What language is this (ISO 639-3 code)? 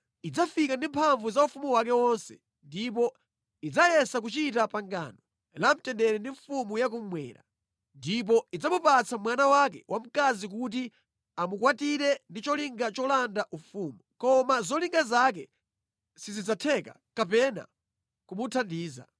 nya